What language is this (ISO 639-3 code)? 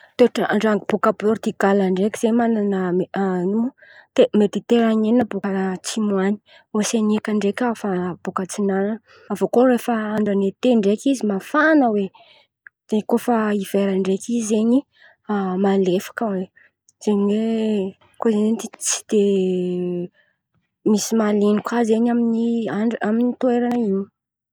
xmv